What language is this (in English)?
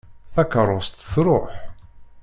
Kabyle